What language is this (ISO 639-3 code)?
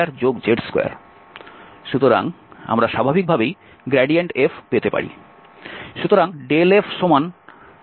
ben